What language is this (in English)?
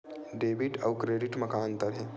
Chhattisgarhi